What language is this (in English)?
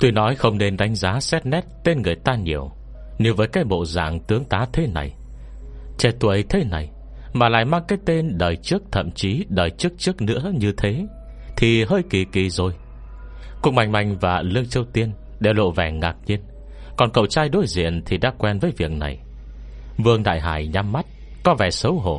Vietnamese